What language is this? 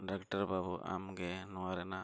Santali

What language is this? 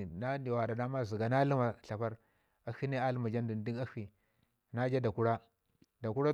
Ngizim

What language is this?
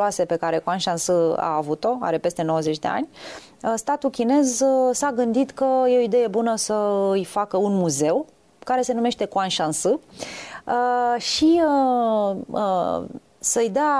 Romanian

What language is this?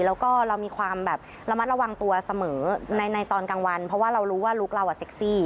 Thai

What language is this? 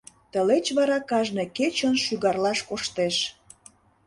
Mari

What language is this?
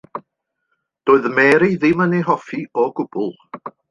Welsh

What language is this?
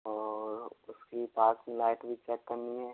Hindi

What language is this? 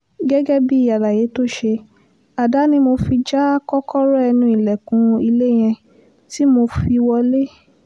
Yoruba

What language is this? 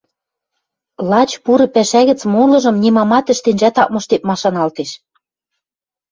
Western Mari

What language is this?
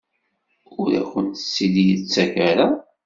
Kabyle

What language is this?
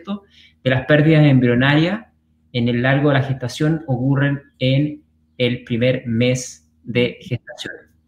Spanish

